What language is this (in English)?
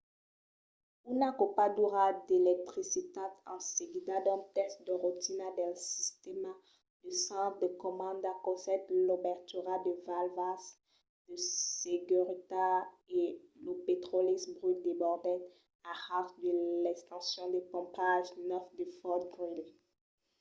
Occitan